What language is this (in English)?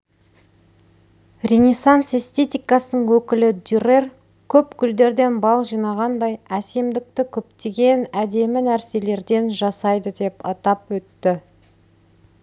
Kazakh